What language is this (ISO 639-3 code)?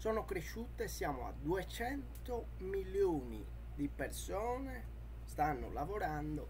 ita